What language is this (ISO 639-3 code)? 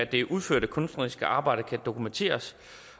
dan